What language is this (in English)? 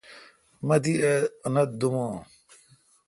Kalkoti